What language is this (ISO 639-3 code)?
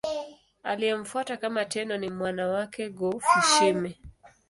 swa